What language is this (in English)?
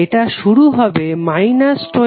Bangla